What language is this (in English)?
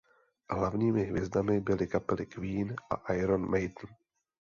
Czech